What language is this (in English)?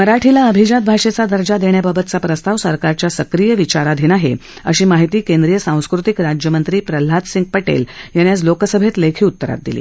Marathi